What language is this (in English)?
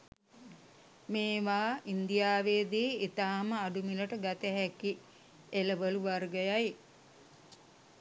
Sinhala